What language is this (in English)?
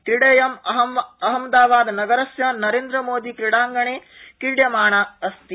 Sanskrit